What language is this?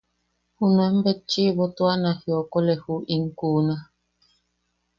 Yaqui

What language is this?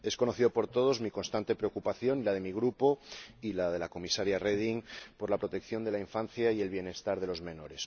Spanish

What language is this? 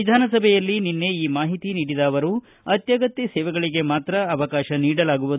Kannada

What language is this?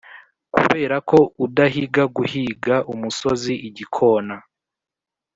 Kinyarwanda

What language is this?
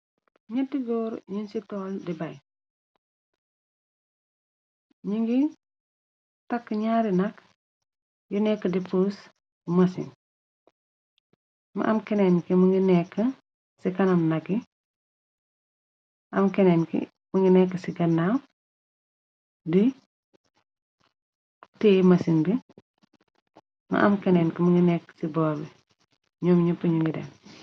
Wolof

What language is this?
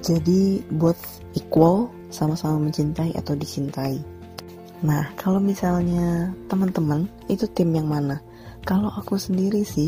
Indonesian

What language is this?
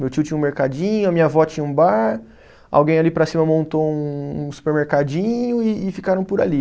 Portuguese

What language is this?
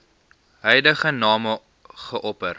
Afrikaans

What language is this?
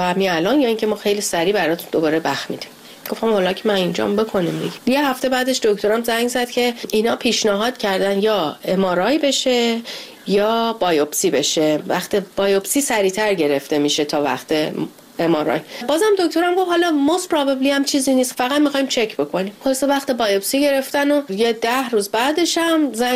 Persian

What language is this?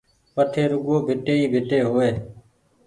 Goaria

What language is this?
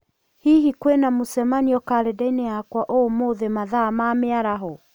Kikuyu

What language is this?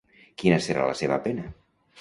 Catalan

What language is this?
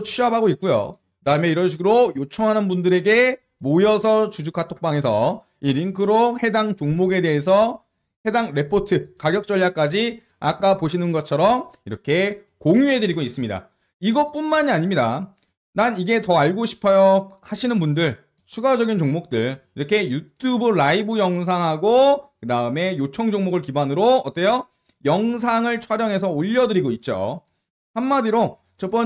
Korean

